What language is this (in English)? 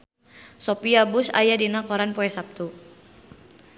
Sundanese